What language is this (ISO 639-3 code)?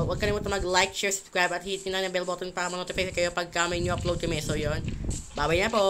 fil